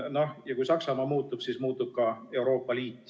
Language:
Estonian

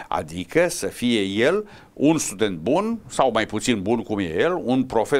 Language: Romanian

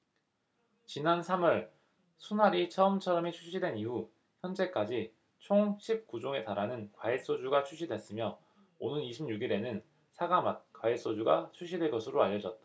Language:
Korean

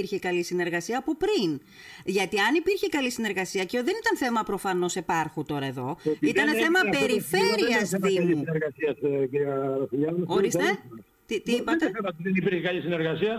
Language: Greek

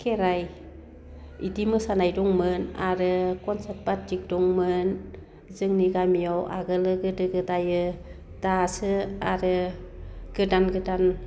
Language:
Bodo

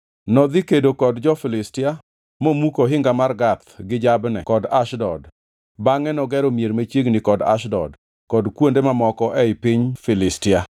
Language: Luo (Kenya and Tanzania)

